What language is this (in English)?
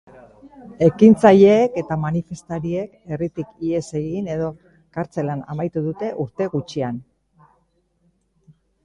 Basque